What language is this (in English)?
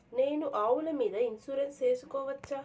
Telugu